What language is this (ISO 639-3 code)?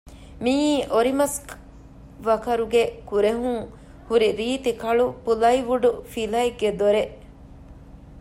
div